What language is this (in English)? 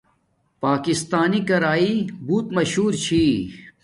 Domaaki